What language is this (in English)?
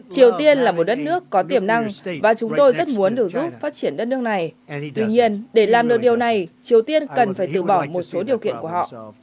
Vietnamese